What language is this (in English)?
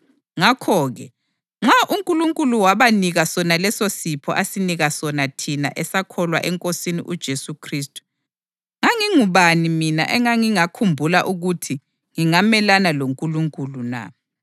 North Ndebele